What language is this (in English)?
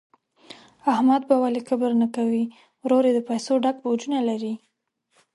Pashto